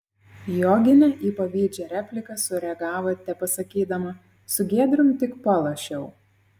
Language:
Lithuanian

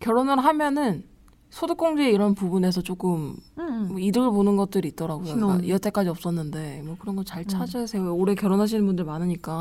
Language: Korean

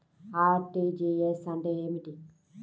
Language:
Telugu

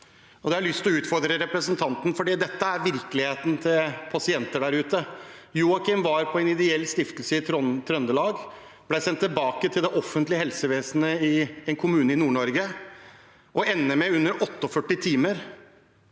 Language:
Norwegian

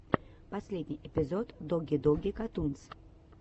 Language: Russian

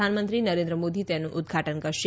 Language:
Gujarati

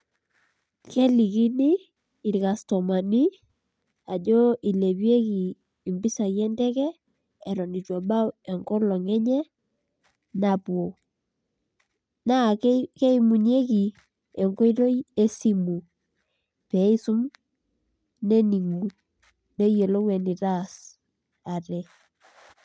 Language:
Masai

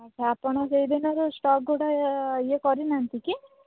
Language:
Odia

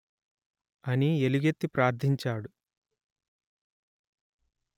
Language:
Telugu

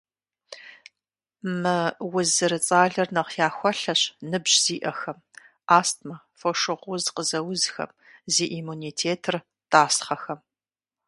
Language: Kabardian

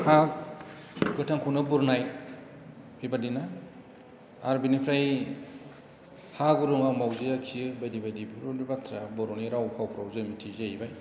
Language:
Bodo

